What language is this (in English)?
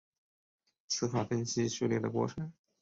Chinese